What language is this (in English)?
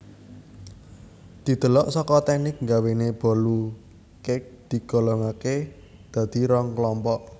Javanese